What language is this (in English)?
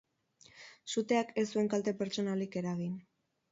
Basque